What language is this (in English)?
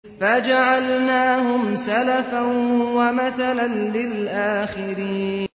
Arabic